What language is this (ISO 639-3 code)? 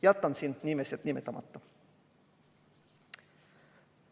est